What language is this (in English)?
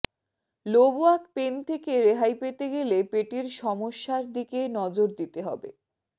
Bangla